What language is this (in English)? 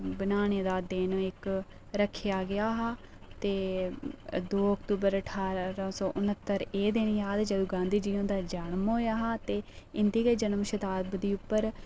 Dogri